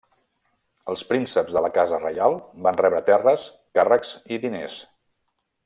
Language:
Catalan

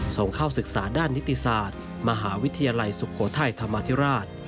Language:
Thai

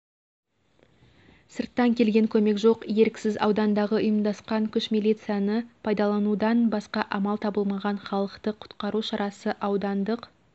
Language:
Kazakh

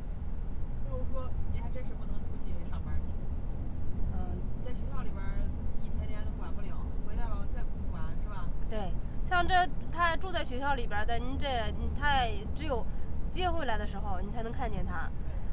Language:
Chinese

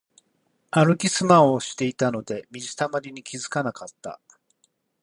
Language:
Japanese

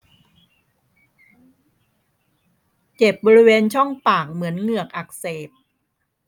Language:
Thai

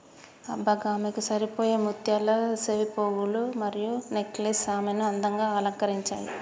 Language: Telugu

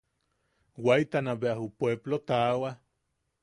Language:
Yaqui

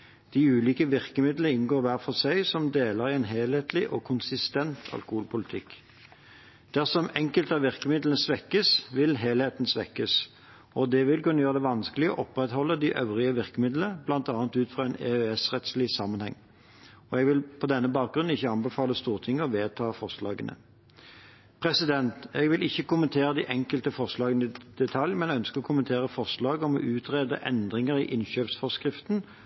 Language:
Norwegian Bokmål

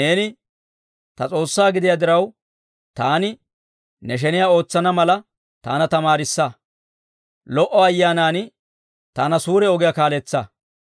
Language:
Dawro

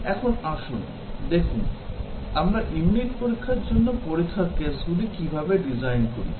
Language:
Bangla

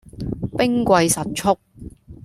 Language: Cantonese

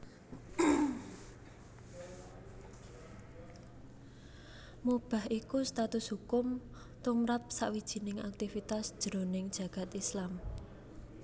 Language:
Javanese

